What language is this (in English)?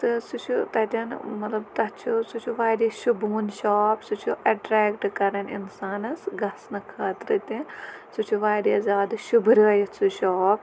Kashmiri